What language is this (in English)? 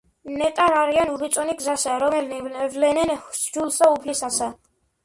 Georgian